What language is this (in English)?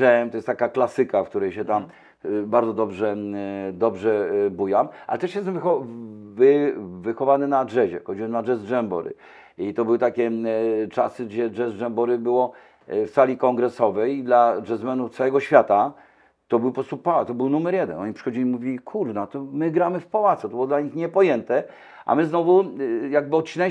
Polish